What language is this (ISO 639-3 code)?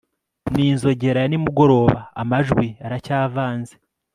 kin